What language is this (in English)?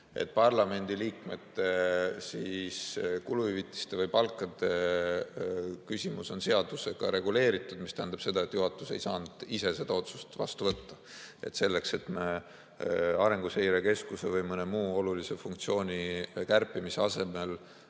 Estonian